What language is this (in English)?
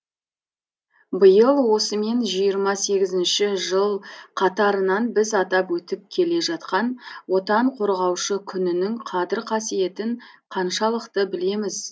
Kazakh